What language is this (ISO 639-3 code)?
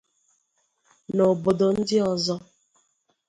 ibo